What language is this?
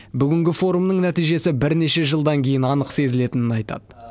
Kazakh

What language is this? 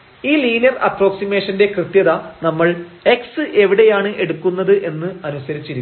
Malayalam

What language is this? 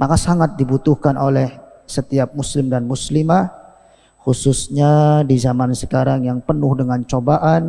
Indonesian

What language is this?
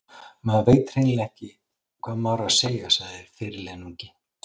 Icelandic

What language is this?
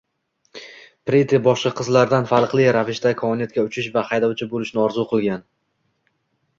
Uzbek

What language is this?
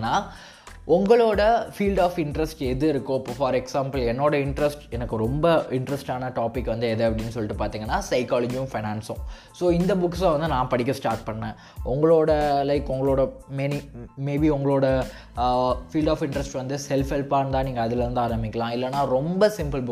Tamil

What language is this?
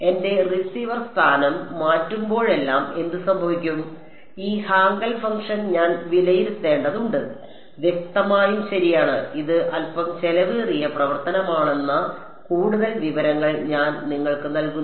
Malayalam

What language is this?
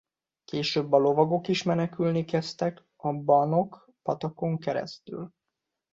Hungarian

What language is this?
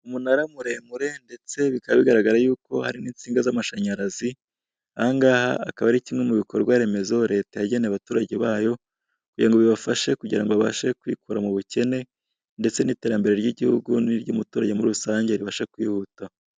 Kinyarwanda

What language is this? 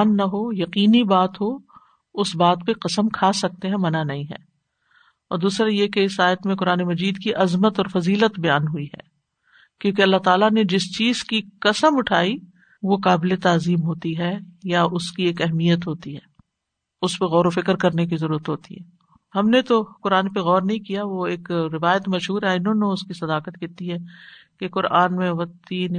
Urdu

